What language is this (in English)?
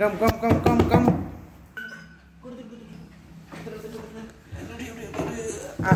Vietnamese